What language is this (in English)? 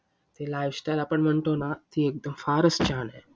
Marathi